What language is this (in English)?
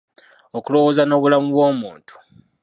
Ganda